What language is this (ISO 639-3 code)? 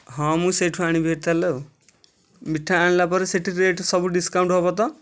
ori